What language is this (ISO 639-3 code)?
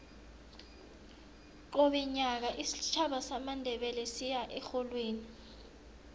nbl